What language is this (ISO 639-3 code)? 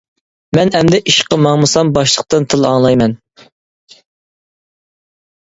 uig